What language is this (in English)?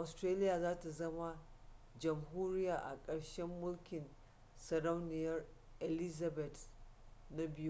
Hausa